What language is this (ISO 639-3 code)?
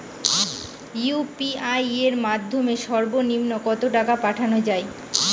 ben